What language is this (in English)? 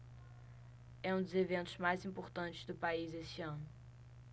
Portuguese